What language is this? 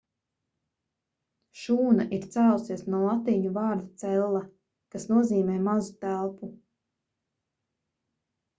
Latvian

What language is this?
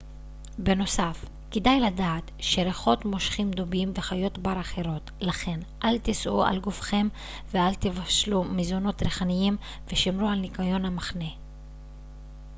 Hebrew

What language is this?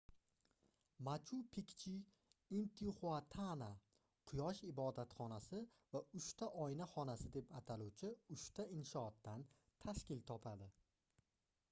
Uzbek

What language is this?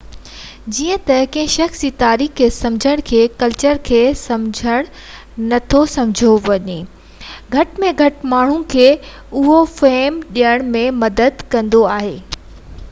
Sindhi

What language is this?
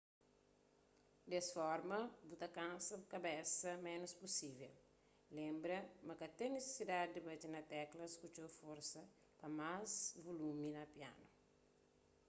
Kabuverdianu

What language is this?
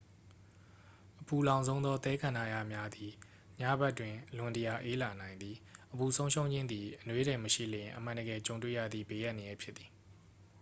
Burmese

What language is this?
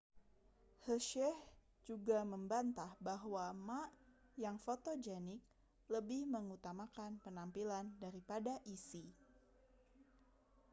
Indonesian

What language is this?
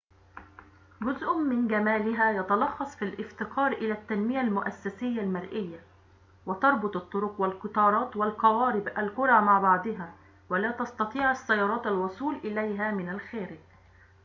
Arabic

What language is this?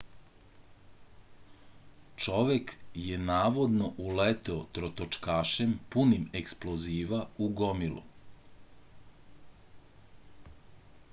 Serbian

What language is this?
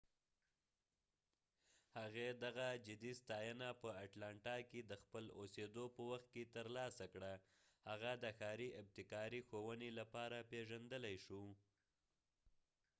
Pashto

